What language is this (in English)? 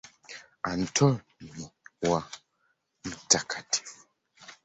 Swahili